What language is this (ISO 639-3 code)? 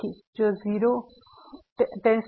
guj